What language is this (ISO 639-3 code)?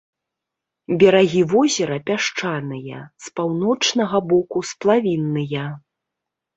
bel